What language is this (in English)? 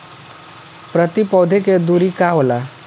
Bhojpuri